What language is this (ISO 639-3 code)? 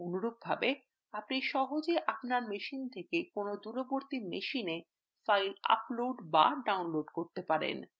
ben